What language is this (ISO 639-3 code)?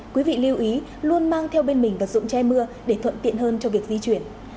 vie